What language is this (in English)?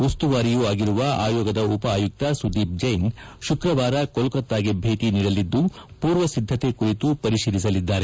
Kannada